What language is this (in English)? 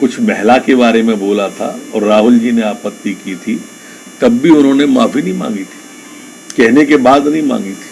Hindi